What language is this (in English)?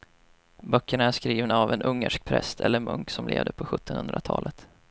Swedish